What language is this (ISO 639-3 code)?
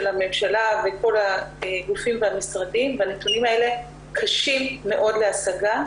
heb